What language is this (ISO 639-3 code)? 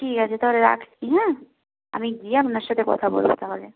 ben